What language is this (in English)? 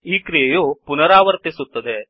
Kannada